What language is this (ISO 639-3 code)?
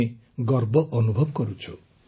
ori